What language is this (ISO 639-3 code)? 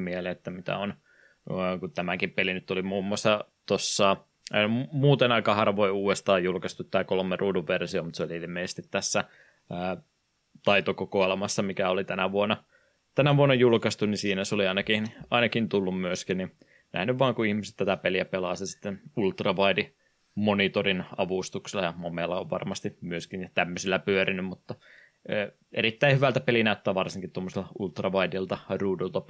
fin